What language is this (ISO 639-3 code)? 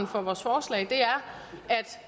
dan